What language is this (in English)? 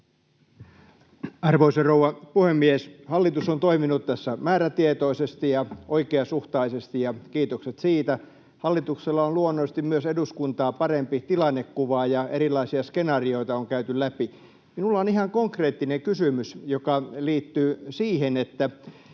Finnish